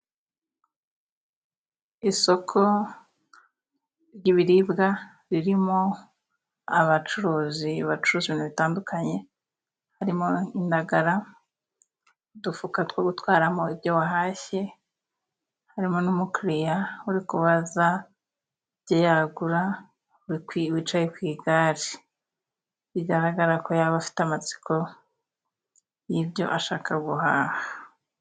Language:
Kinyarwanda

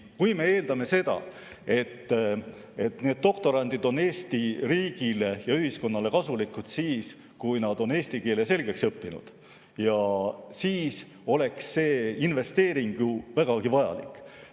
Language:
Estonian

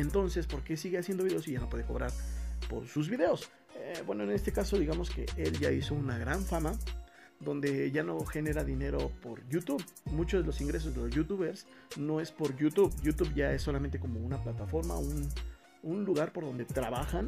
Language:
Spanish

